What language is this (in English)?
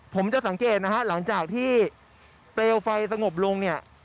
Thai